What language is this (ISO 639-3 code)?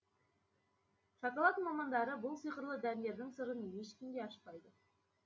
kaz